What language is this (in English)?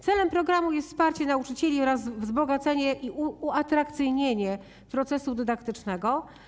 Polish